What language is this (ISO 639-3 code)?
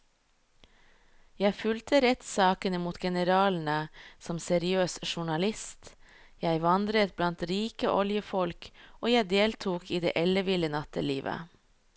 nor